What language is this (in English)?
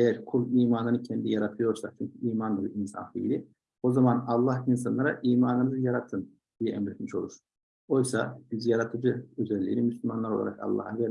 Turkish